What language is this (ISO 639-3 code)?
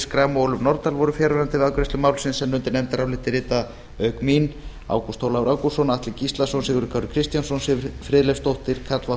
isl